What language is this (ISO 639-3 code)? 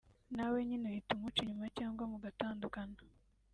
kin